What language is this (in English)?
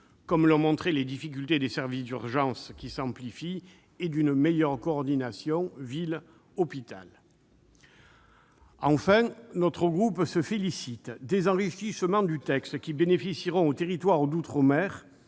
French